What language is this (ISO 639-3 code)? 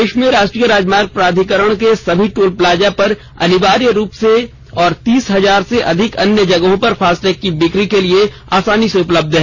hin